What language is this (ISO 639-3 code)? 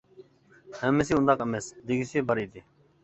uig